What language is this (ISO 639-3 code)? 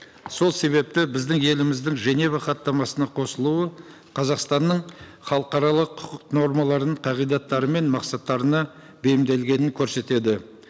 kaz